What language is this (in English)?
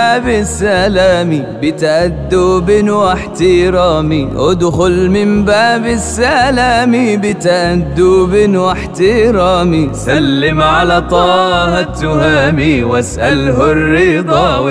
Arabic